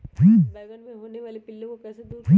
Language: Magahi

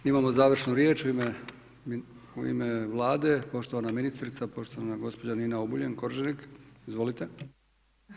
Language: Croatian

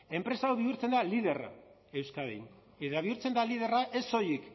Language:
Basque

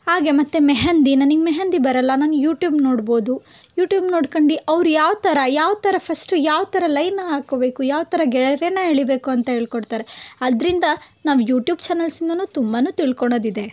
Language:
Kannada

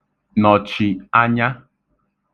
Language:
Igbo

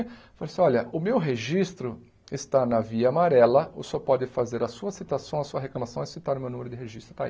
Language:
Portuguese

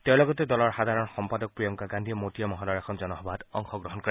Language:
Assamese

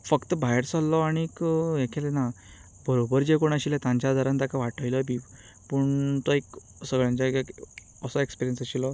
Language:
Konkani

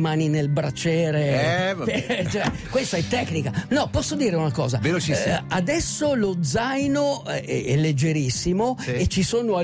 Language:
Italian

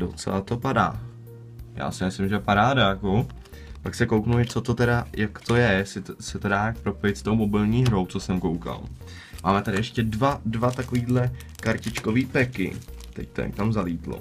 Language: Czech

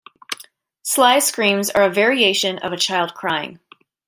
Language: English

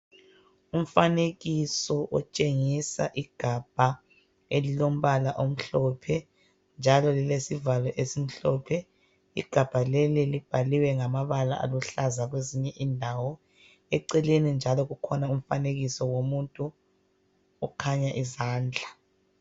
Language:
North Ndebele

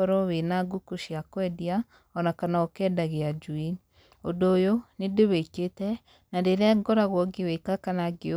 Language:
Kikuyu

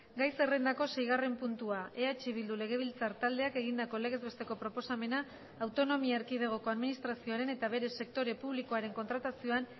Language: Basque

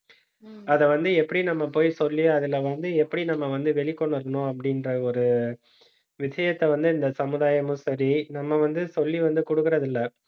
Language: Tamil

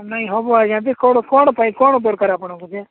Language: Odia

